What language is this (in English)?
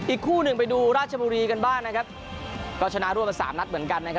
Thai